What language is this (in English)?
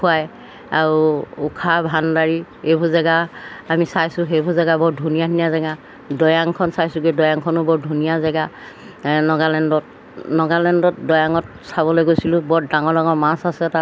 Assamese